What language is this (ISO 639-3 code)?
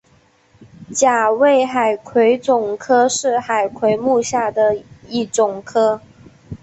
zho